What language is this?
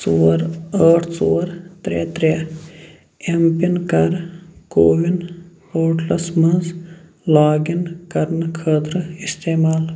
Kashmiri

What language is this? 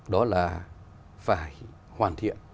Vietnamese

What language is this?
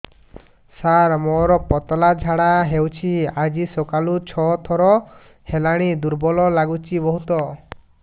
Odia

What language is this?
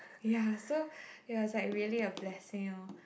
English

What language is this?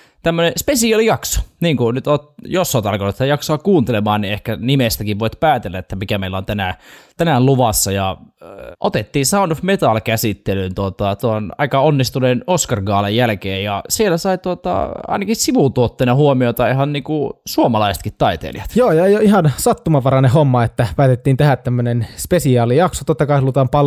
Finnish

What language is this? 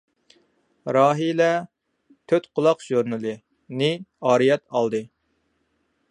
Uyghur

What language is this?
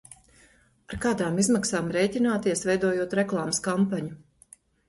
Latvian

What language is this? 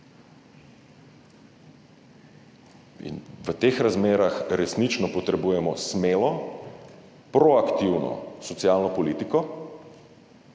Slovenian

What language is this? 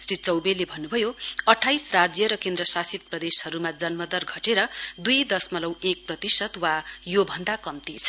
Nepali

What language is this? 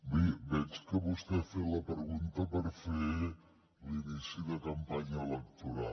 Catalan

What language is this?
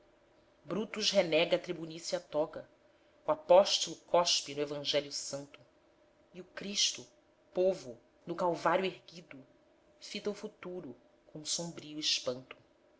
Portuguese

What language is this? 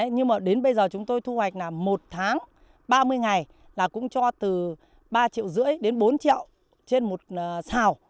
Vietnamese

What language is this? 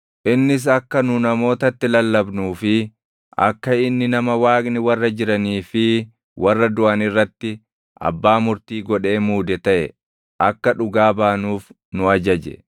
Oromo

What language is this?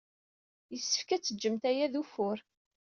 Kabyle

